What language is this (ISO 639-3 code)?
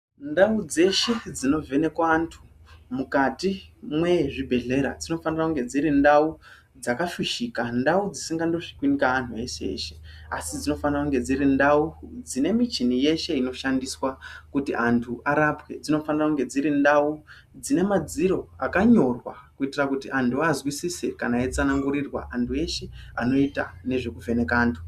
ndc